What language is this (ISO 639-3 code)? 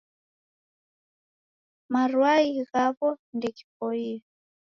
dav